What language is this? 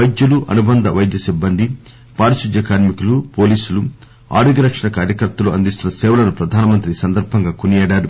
Telugu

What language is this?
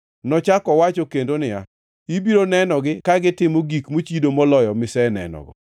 Luo (Kenya and Tanzania)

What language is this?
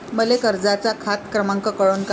Marathi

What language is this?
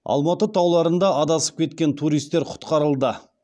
Kazakh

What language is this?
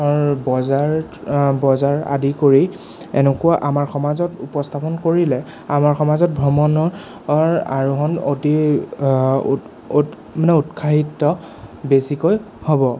Assamese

